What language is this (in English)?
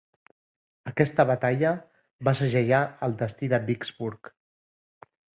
Catalan